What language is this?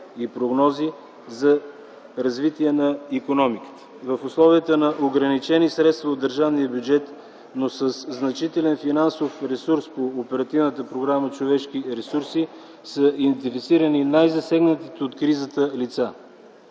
Bulgarian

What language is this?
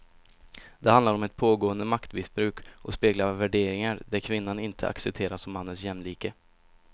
Swedish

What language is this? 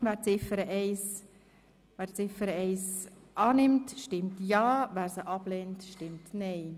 Swiss German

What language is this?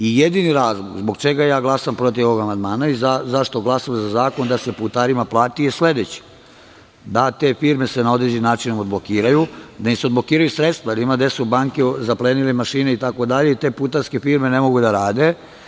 Serbian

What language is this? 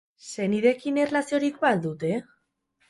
Basque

